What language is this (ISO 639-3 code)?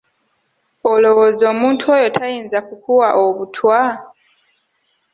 lug